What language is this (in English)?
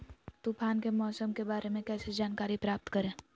Magahi